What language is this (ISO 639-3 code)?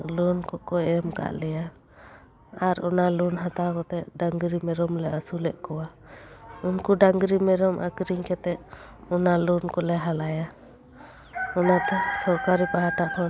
sat